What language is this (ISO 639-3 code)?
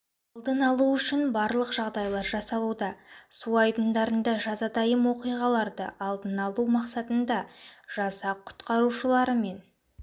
kaz